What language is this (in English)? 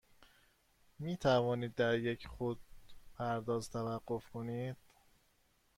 Persian